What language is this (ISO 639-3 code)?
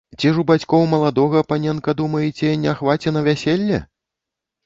bel